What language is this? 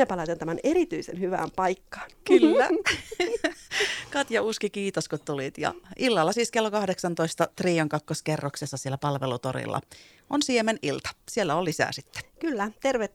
Finnish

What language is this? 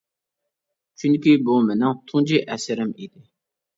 Uyghur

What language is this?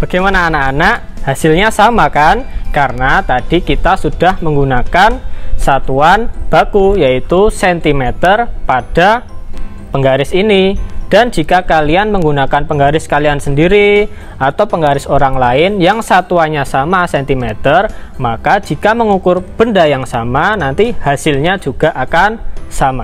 Indonesian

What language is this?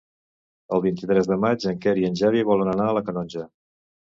Catalan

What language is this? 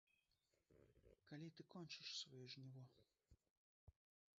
Belarusian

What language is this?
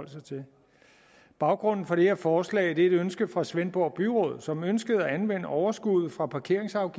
Danish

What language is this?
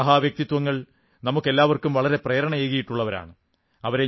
Malayalam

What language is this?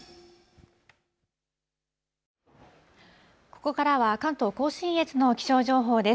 Japanese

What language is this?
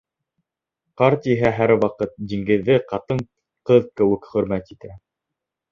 Bashkir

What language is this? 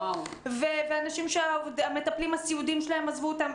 Hebrew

